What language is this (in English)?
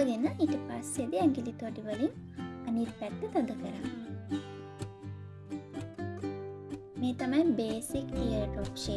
Turkish